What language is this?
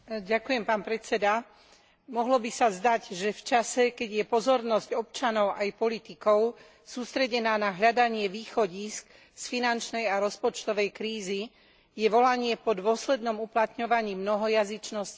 Slovak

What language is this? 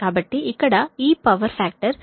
Telugu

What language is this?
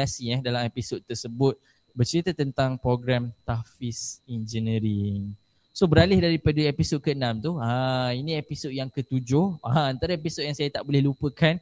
Malay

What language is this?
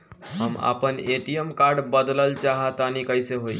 Bhojpuri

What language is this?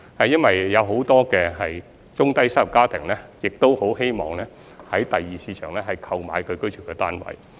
Cantonese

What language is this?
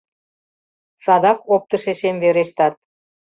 Mari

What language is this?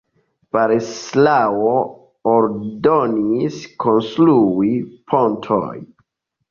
Esperanto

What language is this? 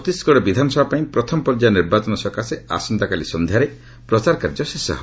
Odia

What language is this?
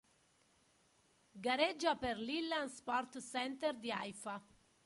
Italian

